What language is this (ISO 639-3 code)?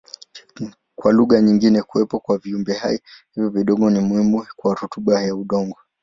swa